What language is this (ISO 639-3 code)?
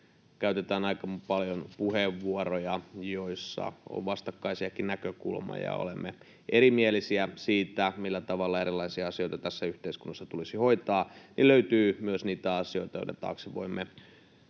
fin